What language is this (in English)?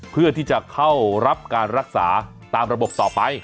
Thai